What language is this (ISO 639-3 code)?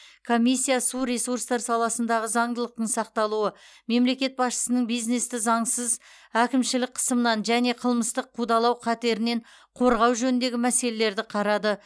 kaz